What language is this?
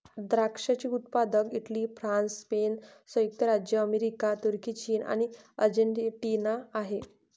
Marathi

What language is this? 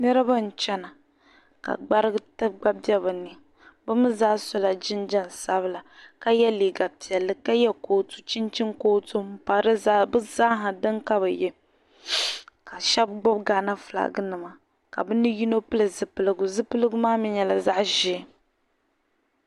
Dagbani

